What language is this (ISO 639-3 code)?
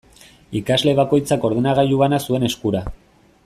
eus